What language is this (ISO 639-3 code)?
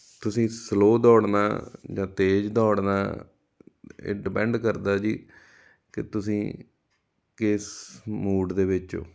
pan